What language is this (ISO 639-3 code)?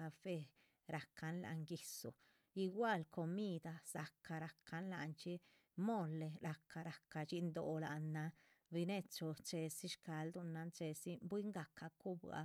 zpv